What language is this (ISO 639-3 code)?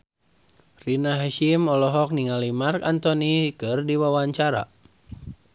sun